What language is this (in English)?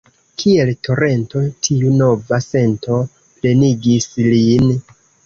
Esperanto